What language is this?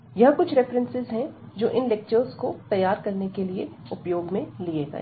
Hindi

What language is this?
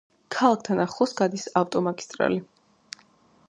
Georgian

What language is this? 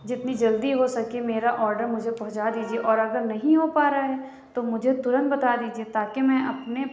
Urdu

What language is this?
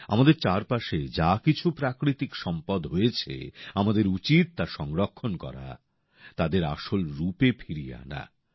Bangla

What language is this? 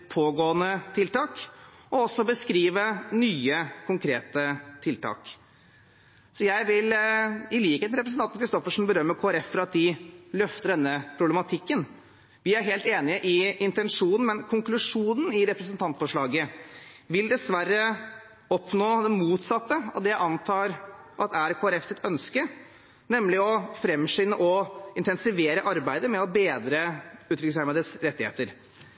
Norwegian Bokmål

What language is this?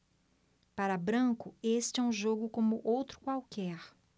Portuguese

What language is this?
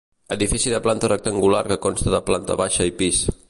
Catalan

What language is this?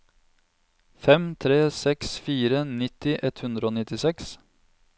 Norwegian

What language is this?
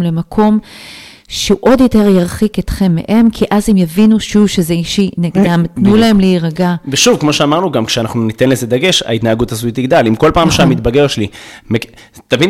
Hebrew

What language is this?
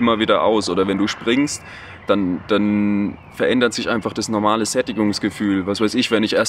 German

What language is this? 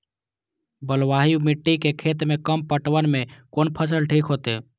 Maithili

